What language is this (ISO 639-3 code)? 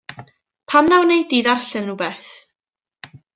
cym